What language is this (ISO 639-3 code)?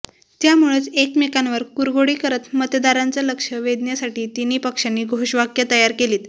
mar